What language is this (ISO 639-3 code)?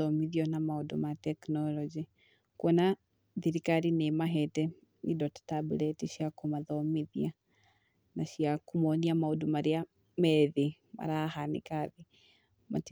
kik